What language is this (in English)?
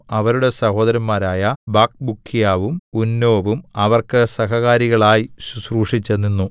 Malayalam